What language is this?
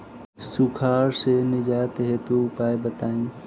Bhojpuri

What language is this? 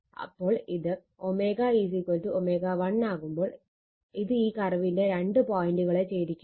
Malayalam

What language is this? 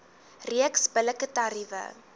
Afrikaans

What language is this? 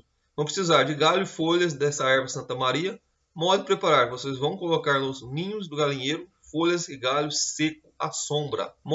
Portuguese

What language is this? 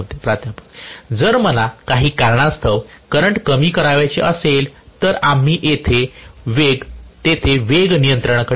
Marathi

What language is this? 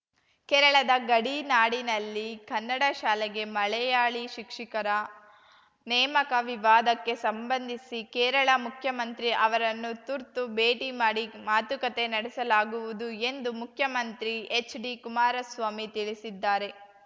Kannada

